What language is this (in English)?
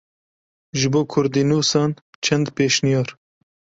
Kurdish